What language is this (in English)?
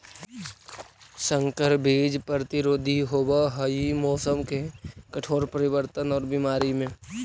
Magahi